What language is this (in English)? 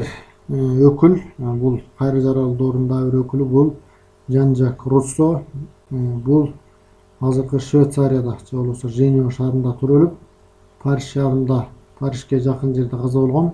Turkish